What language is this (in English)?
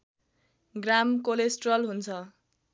Nepali